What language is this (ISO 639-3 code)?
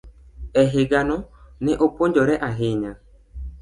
luo